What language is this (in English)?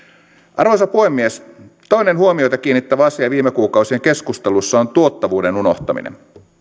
Finnish